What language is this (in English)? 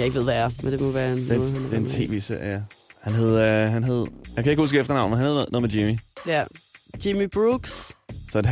Danish